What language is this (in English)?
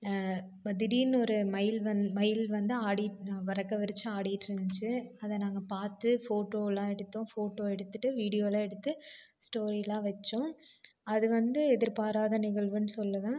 Tamil